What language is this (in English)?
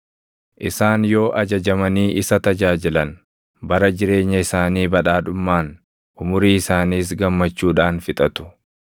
Oromo